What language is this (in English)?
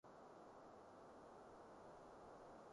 Cantonese